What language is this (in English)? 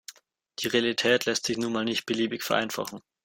German